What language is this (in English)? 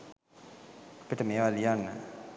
Sinhala